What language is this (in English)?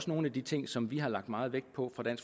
Danish